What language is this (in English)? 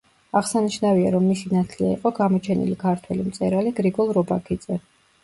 Georgian